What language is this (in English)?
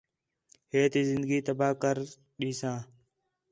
Khetrani